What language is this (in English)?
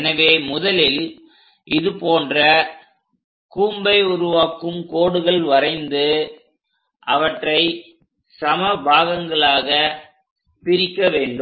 Tamil